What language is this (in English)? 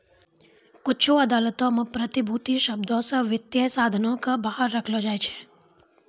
Maithili